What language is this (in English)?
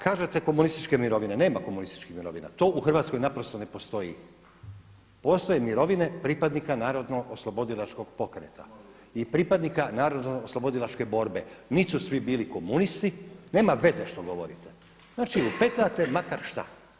Croatian